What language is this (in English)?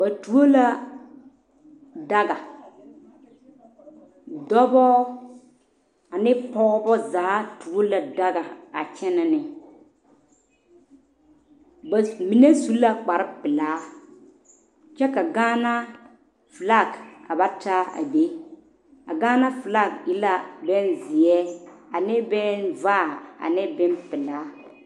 Southern Dagaare